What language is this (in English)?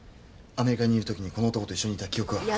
Japanese